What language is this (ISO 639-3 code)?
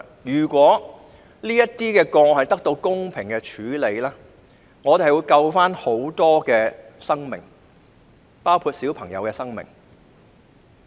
yue